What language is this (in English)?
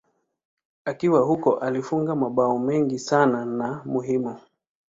Swahili